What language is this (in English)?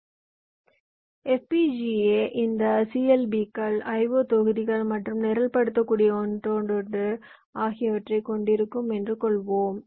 Tamil